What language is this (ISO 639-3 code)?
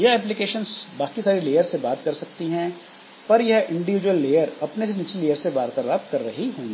hin